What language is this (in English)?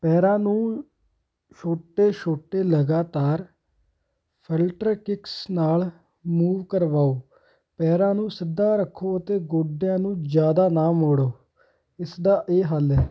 Punjabi